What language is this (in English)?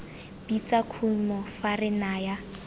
Tswana